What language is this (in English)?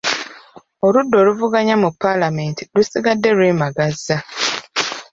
Ganda